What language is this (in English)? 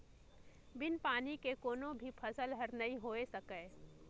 Chhattisgarhi